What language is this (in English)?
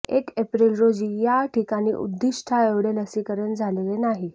Marathi